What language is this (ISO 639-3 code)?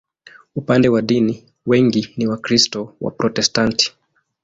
swa